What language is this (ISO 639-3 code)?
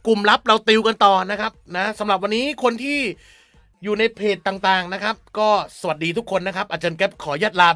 tha